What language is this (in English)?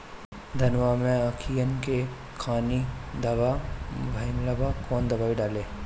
Bhojpuri